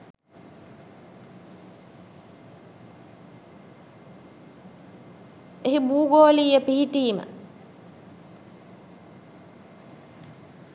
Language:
Sinhala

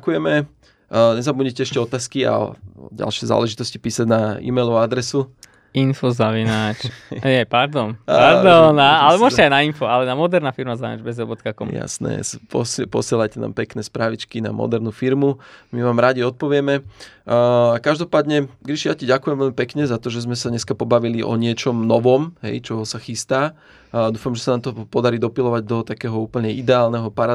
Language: Slovak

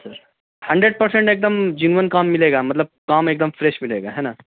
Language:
Urdu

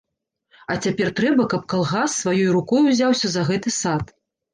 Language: Belarusian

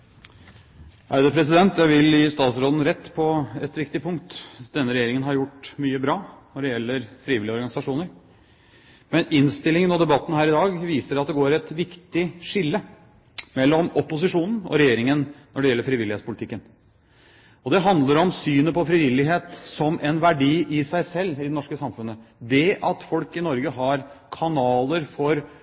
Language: Norwegian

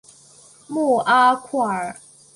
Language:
Chinese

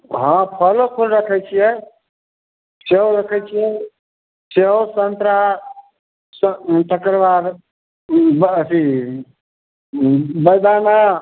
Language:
Maithili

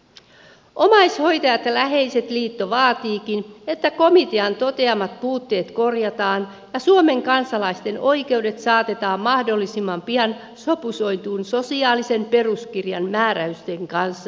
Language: Finnish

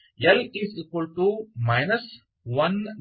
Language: Kannada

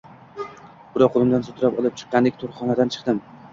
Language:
Uzbek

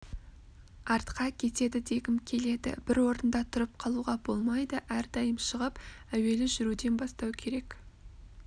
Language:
Kazakh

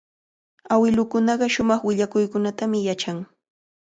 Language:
Cajatambo North Lima Quechua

